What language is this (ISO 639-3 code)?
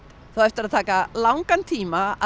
isl